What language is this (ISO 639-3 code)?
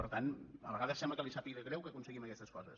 cat